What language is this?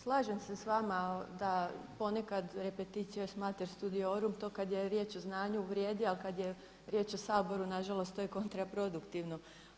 Croatian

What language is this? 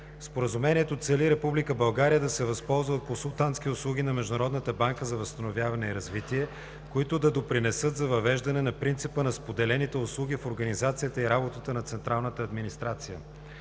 Bulgarian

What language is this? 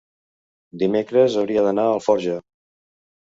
Catalan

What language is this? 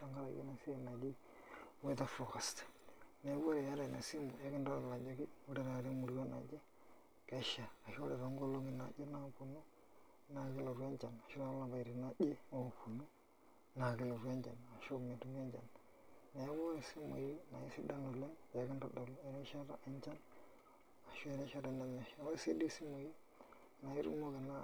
Masai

